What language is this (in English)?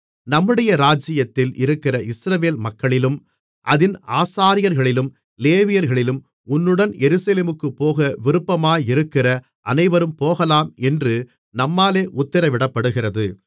Tamil